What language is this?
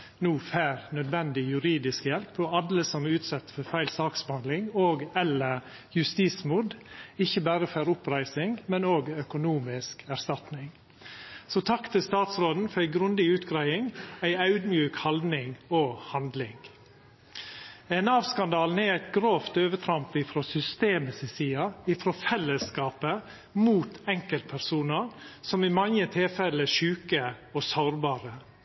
Norwegian Nynorsk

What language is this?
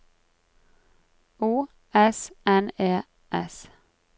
Norwegian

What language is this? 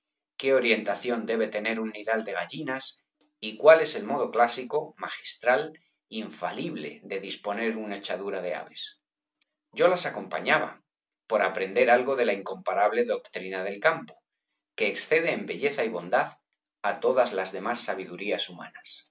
Spanish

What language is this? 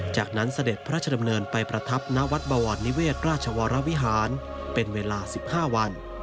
Thai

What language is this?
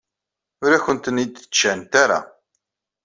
Kabyle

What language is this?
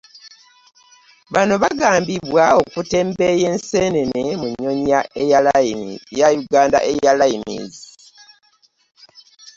Ganda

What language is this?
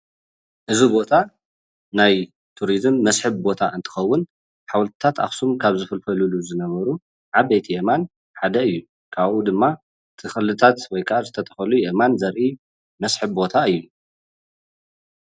Tigrinya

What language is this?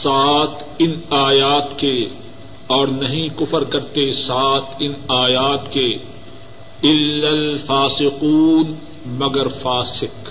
Urdu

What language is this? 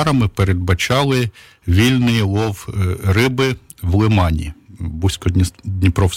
Ukrainian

